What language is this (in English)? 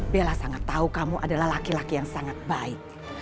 Indonesian